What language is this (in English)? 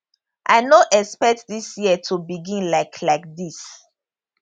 Nigerian Pidgin